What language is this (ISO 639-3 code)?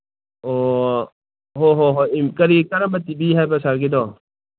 mni